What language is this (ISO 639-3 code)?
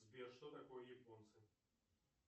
rus